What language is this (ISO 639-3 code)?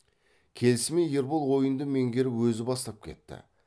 kaz